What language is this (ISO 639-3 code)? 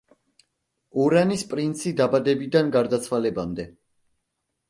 kat